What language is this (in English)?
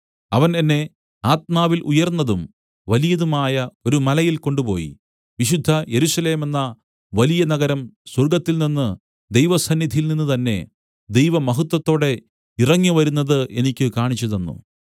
Malayalam